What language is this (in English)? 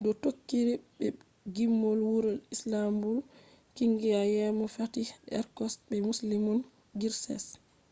Fula